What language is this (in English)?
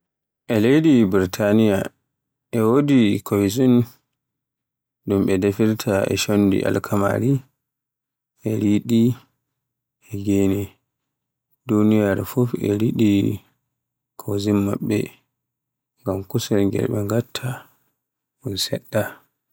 Borgu Fulfulde